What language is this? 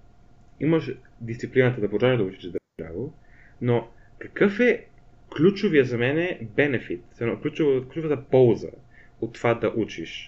Bulgarian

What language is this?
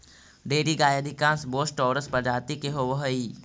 Magahi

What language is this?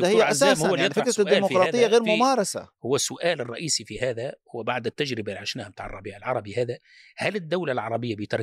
Arabic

